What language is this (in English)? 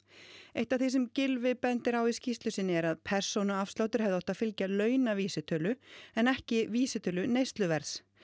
Icelandic